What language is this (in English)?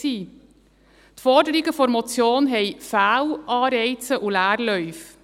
Swiss German